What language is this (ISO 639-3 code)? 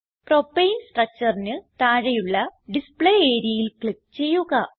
mal